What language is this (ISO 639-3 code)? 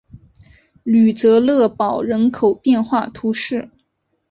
zho